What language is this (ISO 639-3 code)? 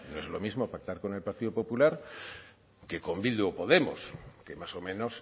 spa